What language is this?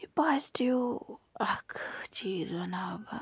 Kashmiri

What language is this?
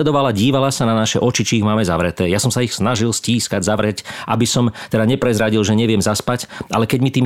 Slovak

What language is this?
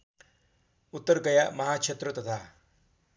Nepali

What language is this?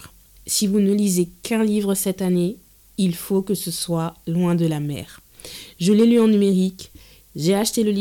French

